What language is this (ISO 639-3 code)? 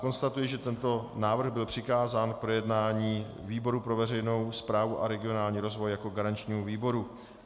ces